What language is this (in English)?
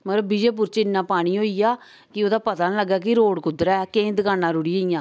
Dogri